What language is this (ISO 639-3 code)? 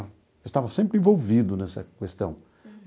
por